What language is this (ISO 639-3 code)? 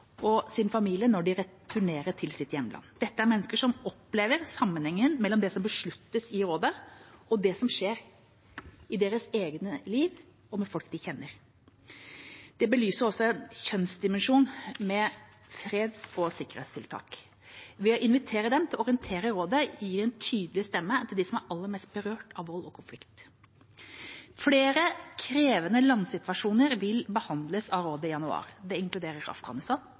nob